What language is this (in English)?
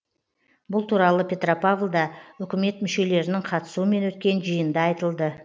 Kazakh